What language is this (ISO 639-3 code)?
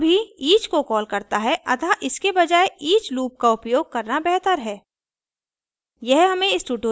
hin